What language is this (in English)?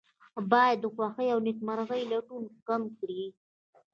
Pashto